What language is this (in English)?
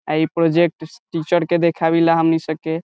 Bhojpuri